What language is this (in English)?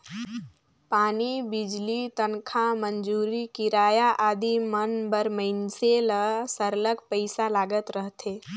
Chhattisgarhi